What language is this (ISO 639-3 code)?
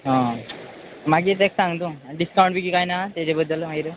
kok